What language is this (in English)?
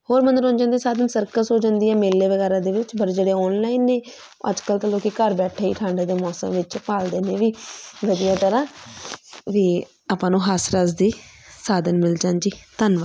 Punjabi